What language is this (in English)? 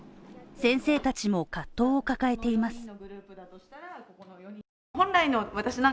Japanese